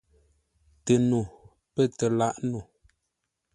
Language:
Ngombale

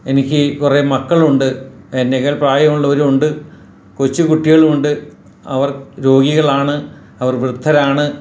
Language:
Malayalam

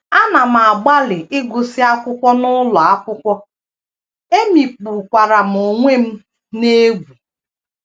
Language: Igbo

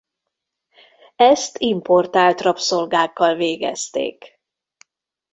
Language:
Hungarian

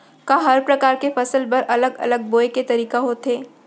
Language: Chhattisgarhi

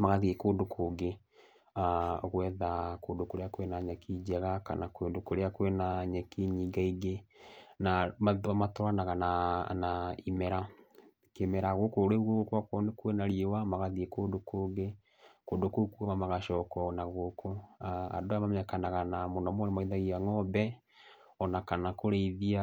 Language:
Kikuyu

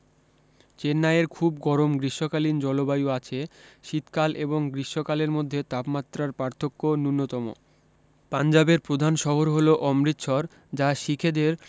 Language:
Bangla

